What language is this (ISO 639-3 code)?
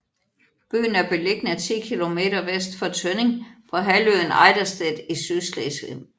dan